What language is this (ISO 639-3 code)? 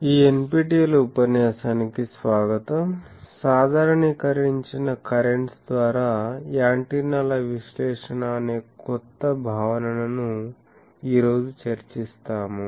tel